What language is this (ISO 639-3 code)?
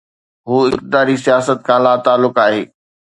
snd